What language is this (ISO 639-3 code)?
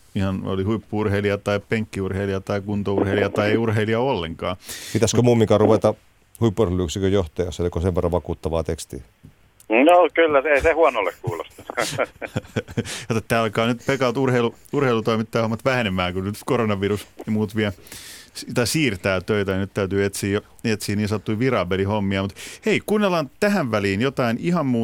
fin